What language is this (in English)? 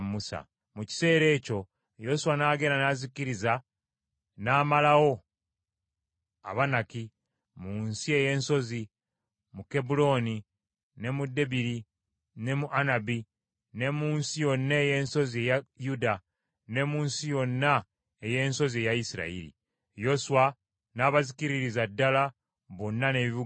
Ganda